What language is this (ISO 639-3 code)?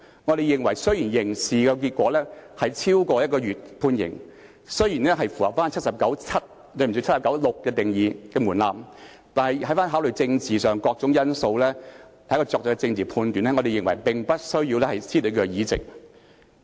yue